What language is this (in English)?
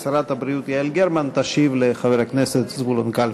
Hebrew